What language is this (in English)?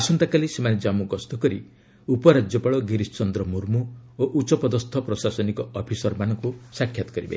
Odia